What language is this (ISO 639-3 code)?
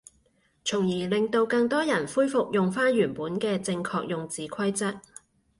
yue